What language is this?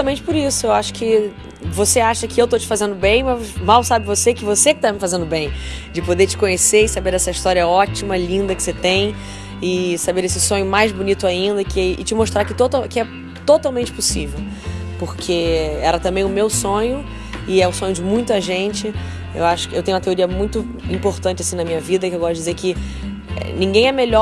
Portuguese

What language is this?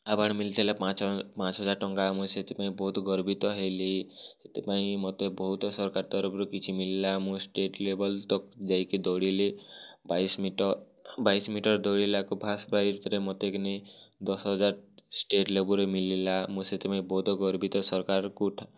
Odia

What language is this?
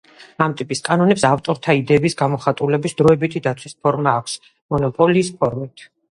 Georgian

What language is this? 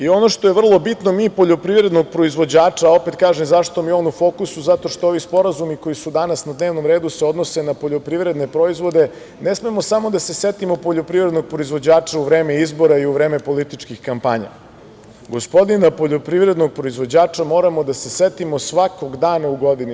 Serbian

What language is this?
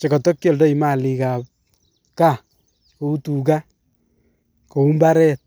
Kalenjin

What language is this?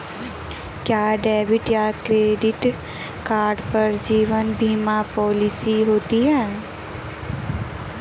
Hindi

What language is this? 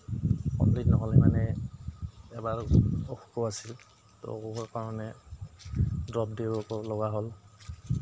Assamese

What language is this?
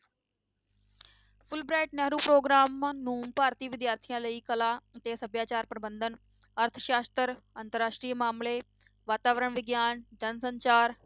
Punjabi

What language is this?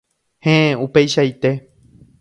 Guarani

